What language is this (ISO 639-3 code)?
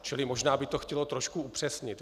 ces